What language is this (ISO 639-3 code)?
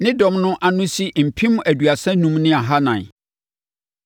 aka